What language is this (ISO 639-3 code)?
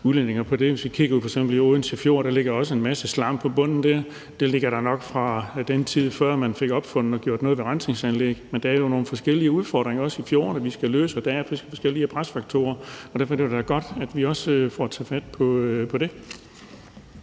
dan